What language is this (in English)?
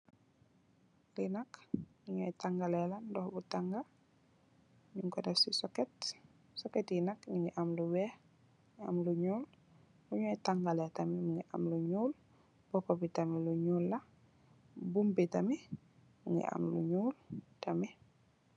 Wolof